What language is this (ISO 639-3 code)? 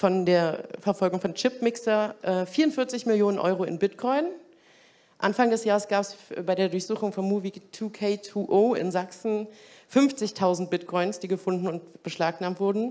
deu